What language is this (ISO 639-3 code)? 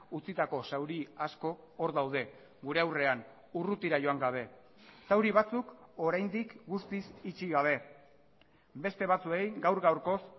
eus